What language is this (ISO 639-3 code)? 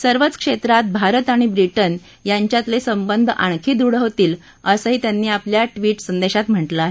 mar